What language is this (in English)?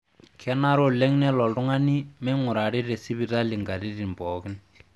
Masai